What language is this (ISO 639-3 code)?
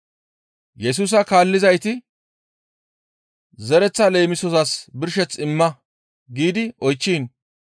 gmv